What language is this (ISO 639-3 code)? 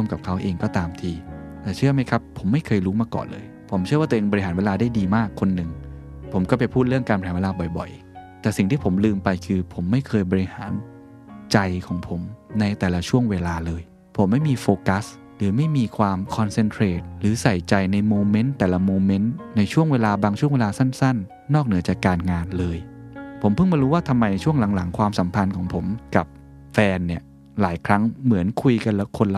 tha